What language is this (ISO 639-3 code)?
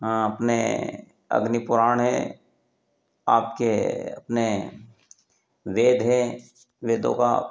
hin